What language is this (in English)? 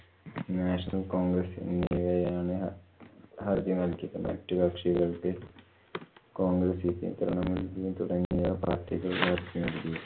Malayalam